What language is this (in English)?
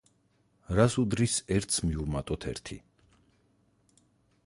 Georgian